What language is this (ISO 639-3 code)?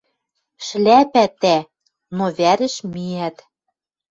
mrj